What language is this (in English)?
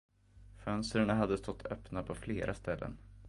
Swedish